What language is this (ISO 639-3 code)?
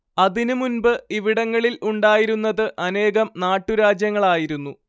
mal